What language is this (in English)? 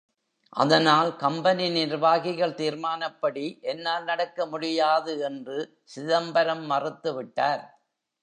Tamil